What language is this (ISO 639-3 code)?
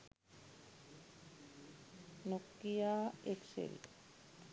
sin